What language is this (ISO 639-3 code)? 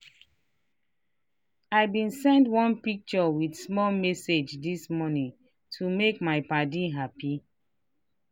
pcm